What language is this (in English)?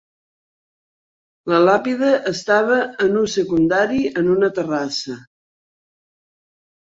Catalan